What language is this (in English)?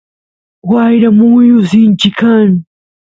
Santiago del Estero Quichua